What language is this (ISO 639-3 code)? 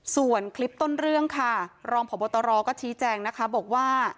tha